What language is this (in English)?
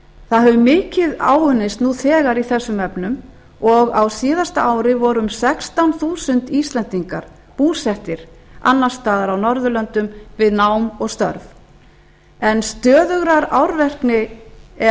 Icelandic